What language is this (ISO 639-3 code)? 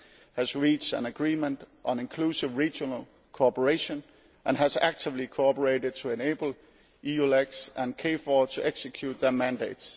eng